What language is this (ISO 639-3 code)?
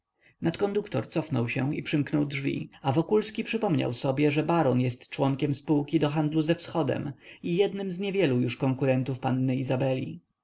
pol